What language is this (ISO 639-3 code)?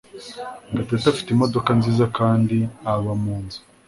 kin